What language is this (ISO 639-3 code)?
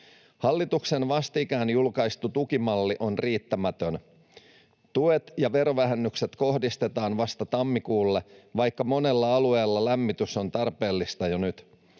fin